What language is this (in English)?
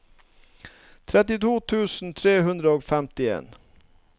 Norwegian